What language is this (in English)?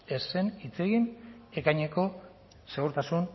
Basque